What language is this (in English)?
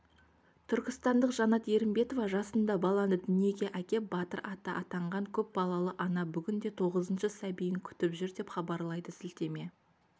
Kazakh